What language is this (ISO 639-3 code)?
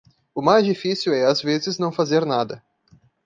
por